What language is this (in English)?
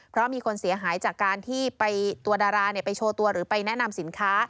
Thai